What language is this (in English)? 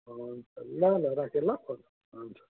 Nepali